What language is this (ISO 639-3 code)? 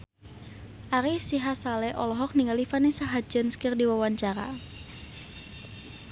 sun